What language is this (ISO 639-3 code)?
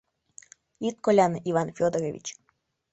chm